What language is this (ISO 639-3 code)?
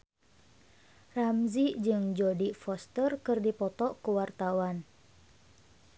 sun